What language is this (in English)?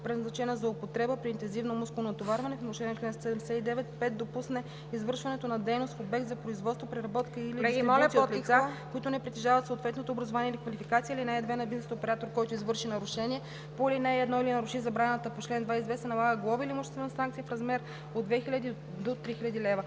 Bulgarian